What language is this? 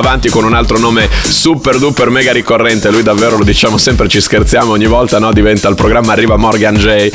Italian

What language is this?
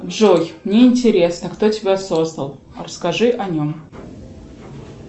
Russian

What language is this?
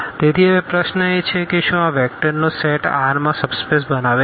Gujarati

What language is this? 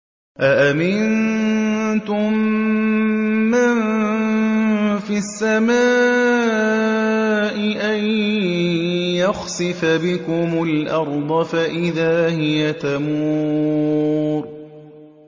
Arabic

